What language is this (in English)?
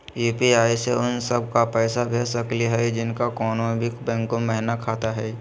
Magahi